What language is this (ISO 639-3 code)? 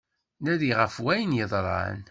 kab